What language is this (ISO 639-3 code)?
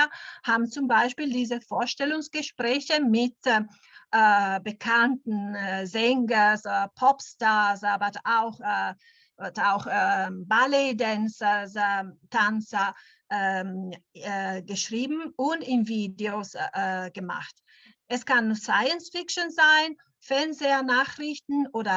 deu